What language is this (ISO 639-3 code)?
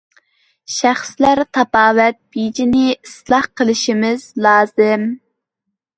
uig